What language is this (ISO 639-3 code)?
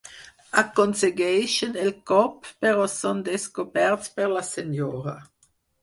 cat